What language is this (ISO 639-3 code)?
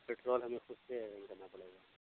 urd